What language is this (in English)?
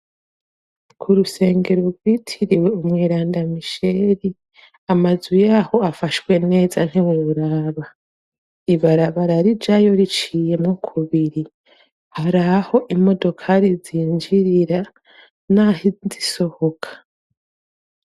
Rundi